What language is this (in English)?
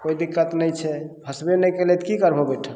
Maithili